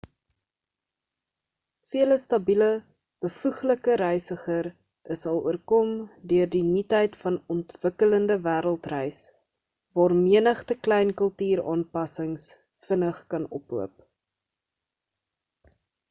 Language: Afrikaans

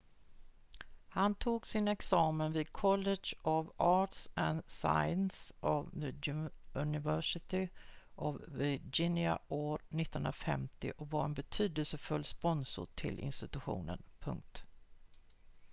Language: Swedish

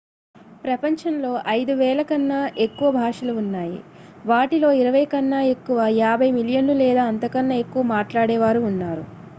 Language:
Telugu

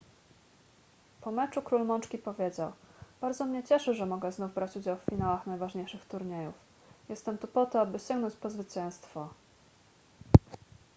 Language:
Polish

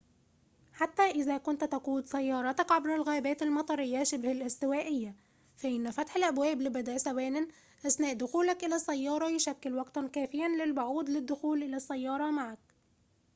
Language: Arabic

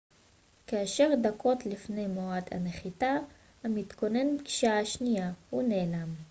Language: Hebrew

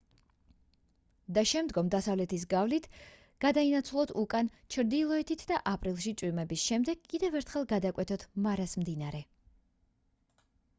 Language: Georgian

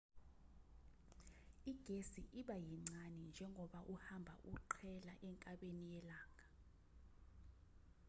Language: Zulu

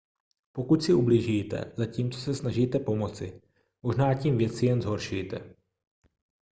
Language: Czech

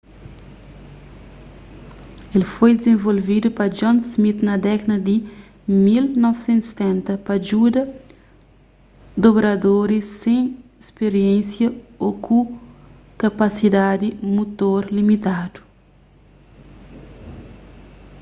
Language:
Kabuverdianu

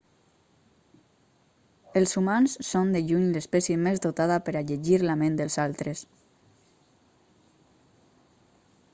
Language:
Catalan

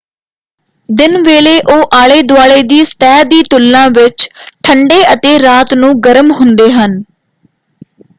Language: Punjabi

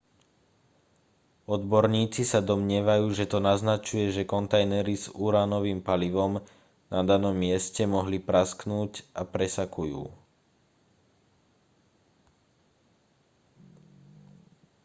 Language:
Slovak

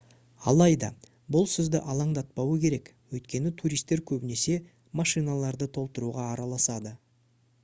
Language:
Kazakh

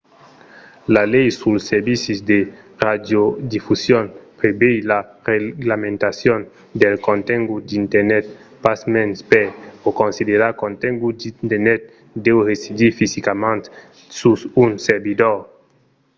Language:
Occitan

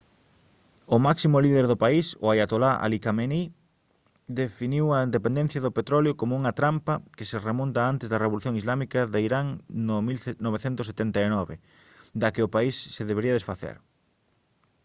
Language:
Galician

